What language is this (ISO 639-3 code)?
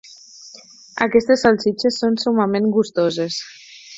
cat